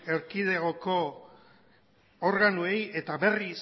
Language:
Basque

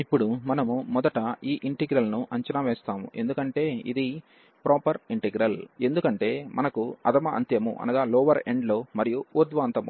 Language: Telugu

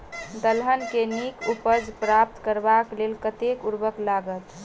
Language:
Maithili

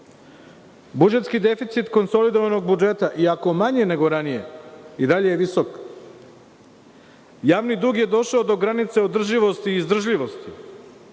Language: Serbian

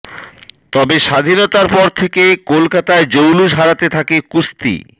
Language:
Bangla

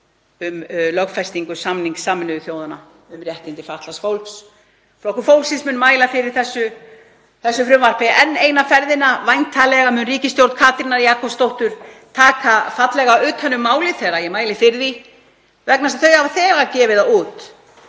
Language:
Icelandic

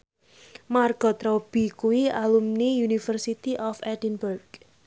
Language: Javanese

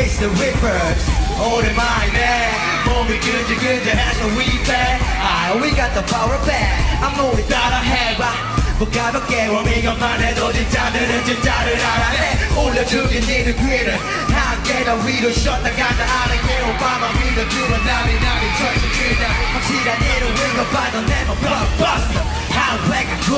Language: Czech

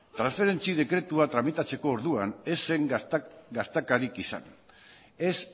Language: Basque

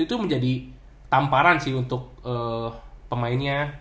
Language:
Indonesian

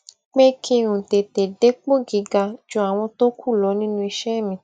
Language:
Yoruba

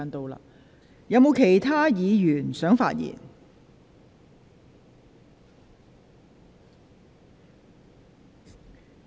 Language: Cantonese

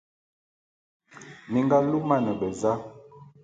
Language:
Bulu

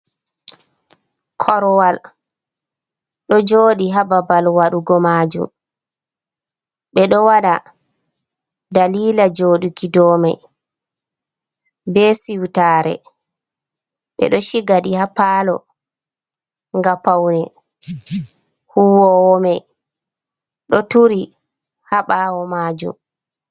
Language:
Fula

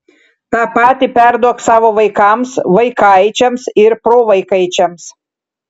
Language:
Lithuanian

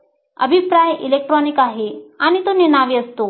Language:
Marathi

